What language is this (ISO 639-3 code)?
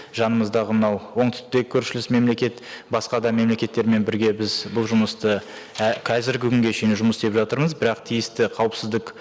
kaz